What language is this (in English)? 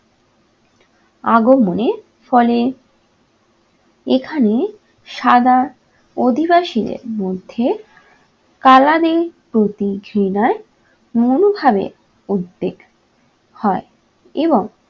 Bangla